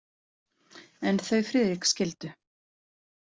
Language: Icelandic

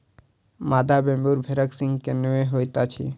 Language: Maithili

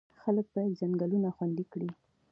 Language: Pashto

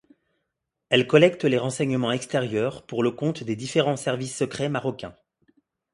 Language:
French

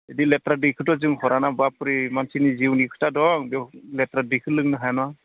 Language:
Bodo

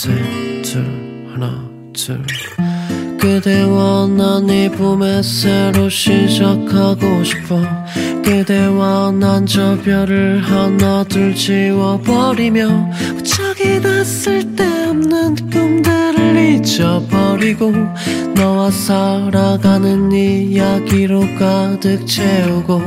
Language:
Korean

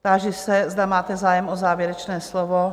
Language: Czech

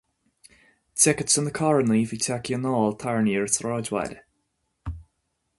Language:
Irish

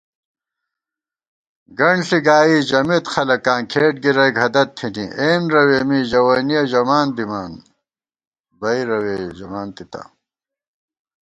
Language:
Gawar-Bati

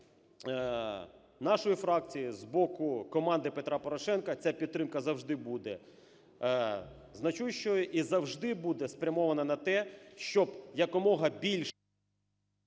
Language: Ukrainian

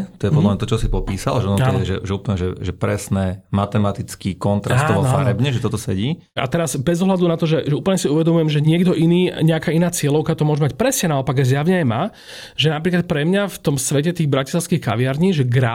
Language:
Slovak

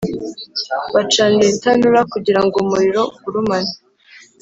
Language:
Kinyarwanda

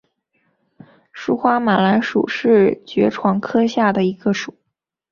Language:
Chinese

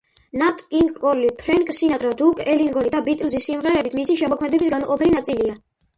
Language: Georgian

